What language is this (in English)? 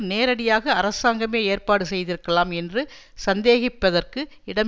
Tamil